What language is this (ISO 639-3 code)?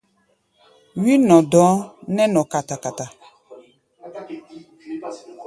gba